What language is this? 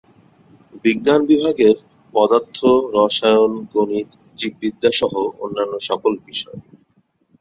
Bangla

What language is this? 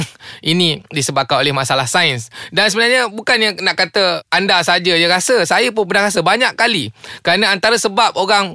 Malay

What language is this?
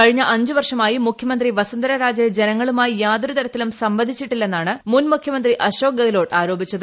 Malayalam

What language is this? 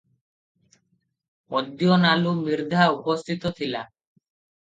Odia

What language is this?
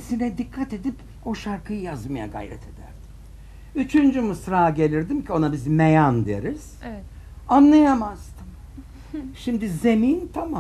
Turkish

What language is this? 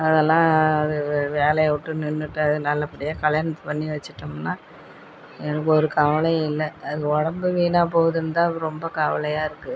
Tamil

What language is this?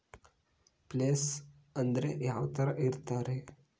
Kannada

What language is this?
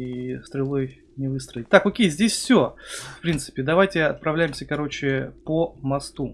Russian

